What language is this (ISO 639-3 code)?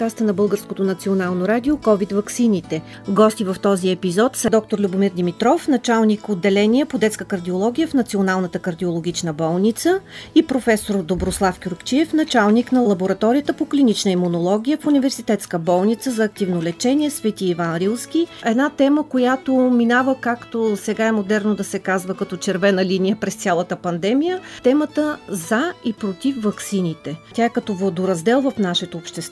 bul